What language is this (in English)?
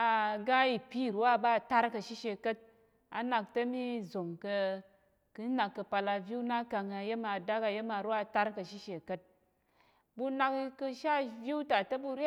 Tarok